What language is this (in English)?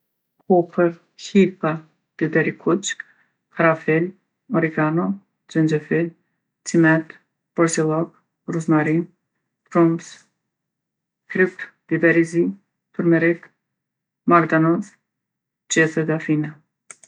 Gheg Albanian